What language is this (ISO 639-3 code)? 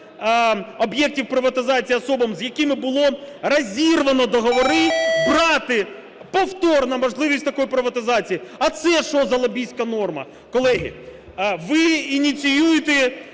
ukr